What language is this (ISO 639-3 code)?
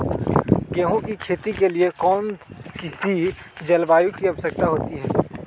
mag